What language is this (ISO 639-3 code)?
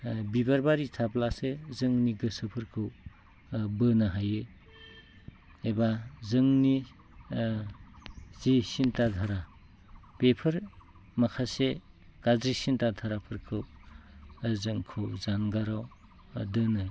brx